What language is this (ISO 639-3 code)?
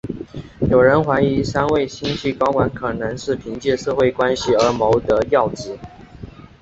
zho